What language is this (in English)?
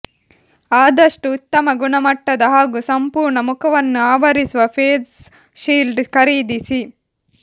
Kannada